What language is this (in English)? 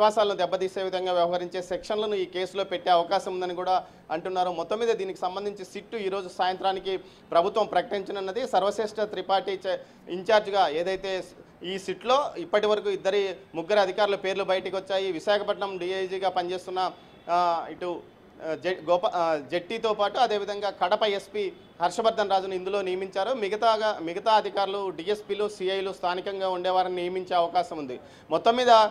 Telugu